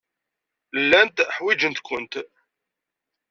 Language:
Kabyle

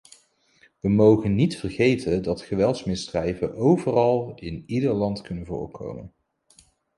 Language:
Dutch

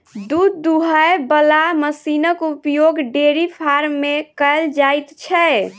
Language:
Maithili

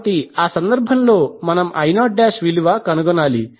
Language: Telugu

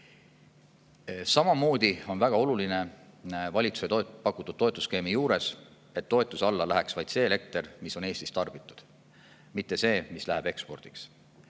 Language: Estonian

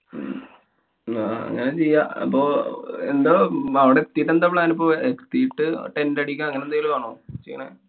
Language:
Malayalam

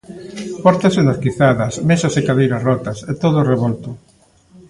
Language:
Galician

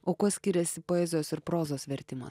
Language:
Lithuanian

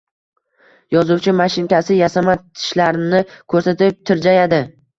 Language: Uzbek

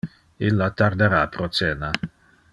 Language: Interlingua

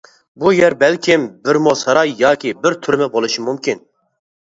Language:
Uyghur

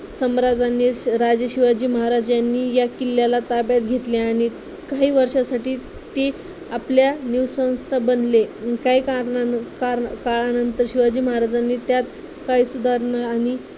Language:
Marathi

